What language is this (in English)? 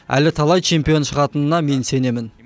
Kazakh